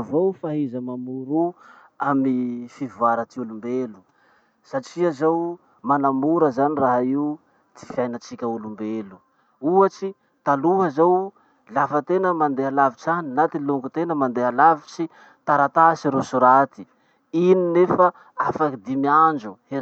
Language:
Masikoro Malagasy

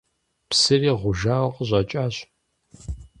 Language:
Kabardian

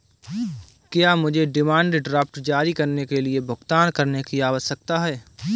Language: Hindi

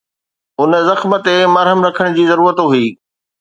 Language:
Sindhi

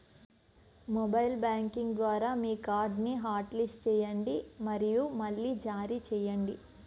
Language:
Telugu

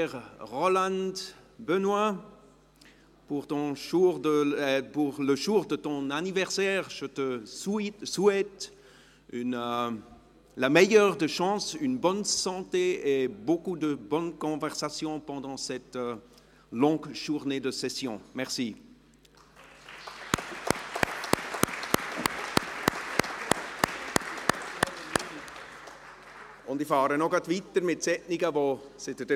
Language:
Swiss German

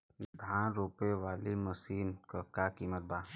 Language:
Bhojpuri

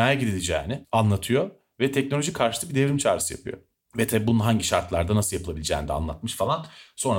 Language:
Turkish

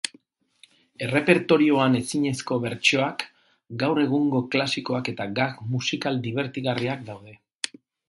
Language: Basque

